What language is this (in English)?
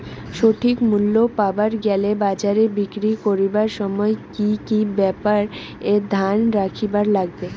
Bangla